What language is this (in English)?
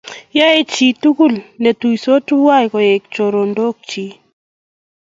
Kalenjin